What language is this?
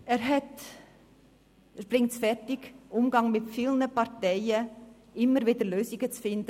Swiss German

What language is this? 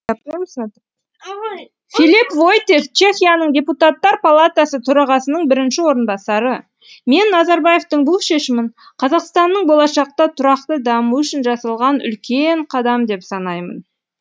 Kazakh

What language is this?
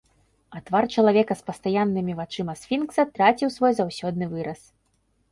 Belarusian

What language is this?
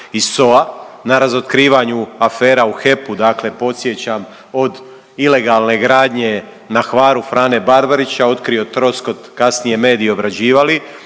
Croatian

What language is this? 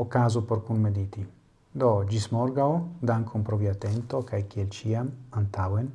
Italian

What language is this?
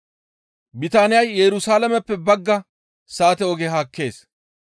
Gamo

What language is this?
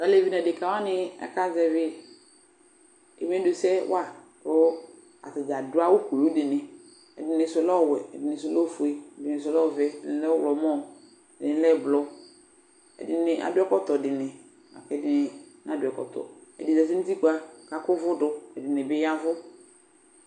Ikposo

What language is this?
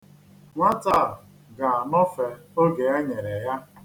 Igbo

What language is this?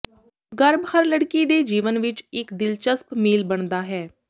Punjabi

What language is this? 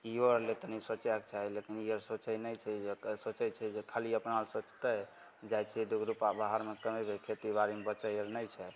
Maithili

